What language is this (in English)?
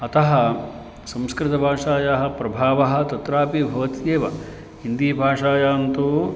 Sanskrit